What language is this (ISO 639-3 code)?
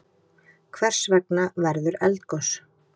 isl